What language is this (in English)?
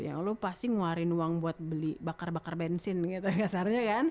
Indonesian